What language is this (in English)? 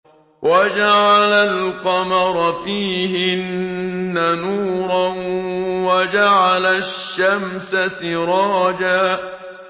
Arabic